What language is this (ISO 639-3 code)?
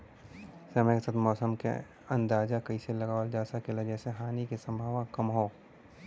bho